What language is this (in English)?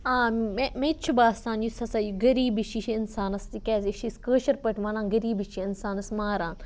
Kashmiri